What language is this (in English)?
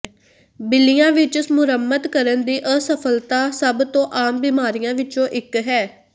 Punjabi